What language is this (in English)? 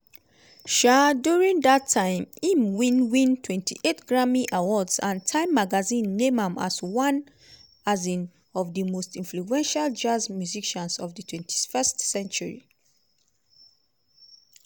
Nigerian Pidgin